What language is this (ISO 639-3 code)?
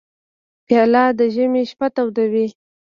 pus